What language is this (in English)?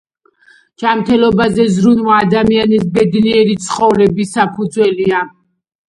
Georgian